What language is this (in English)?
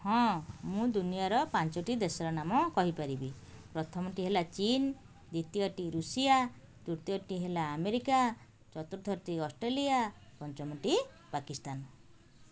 Odia